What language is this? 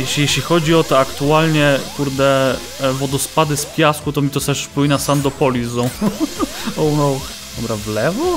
Polish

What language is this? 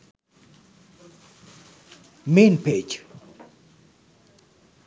Sinhala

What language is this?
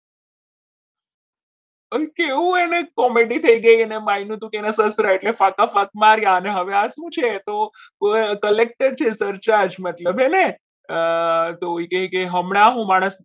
Gujarati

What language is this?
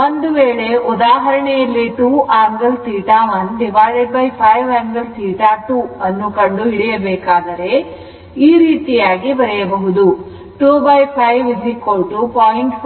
Kannada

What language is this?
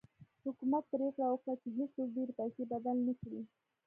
Pashto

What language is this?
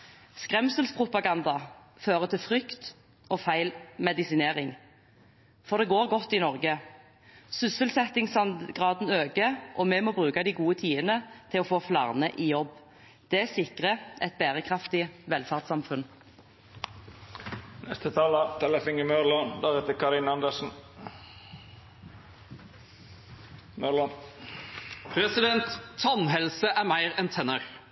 Norwegian Bokmål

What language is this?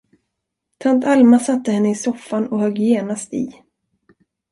Swedish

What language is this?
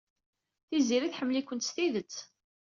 Kabyle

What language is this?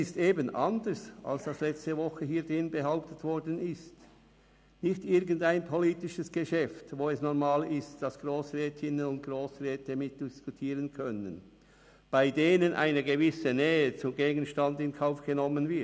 Swiss German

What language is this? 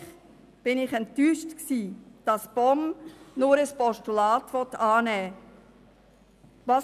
Swiss German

